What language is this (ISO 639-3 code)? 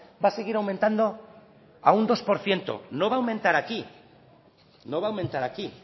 spa